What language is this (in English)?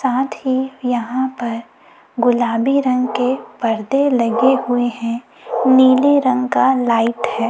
Hindi